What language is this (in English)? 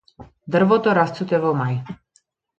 Macedonian